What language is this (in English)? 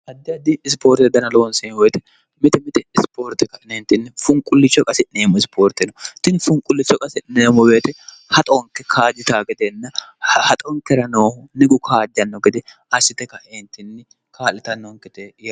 Sidamo